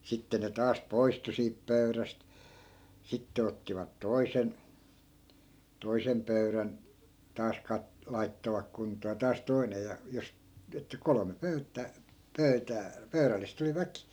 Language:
Finnish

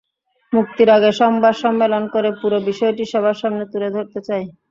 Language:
Bangla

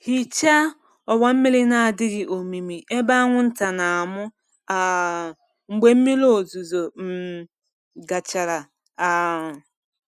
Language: Igbo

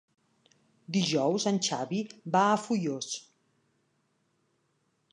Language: Catalan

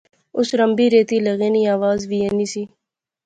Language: Pahari-Potwari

